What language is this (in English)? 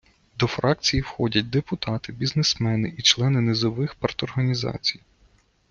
Ukrainian